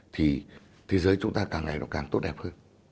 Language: Vietnamese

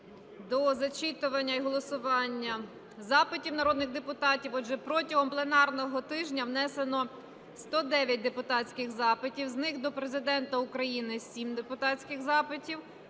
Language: Ukrainian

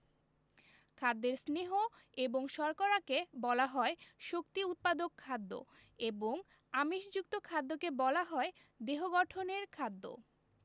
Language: Bangla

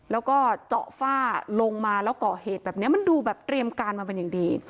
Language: Thai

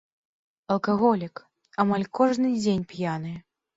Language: Belarusian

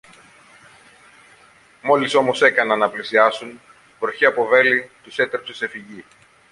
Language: Greek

